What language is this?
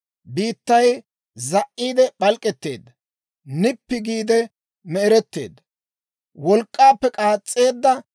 Dawro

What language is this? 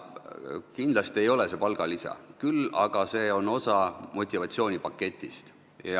Estonian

